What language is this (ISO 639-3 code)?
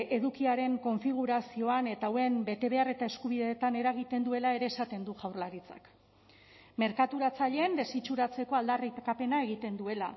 eus